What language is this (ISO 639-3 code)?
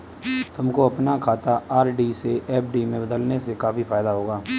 hin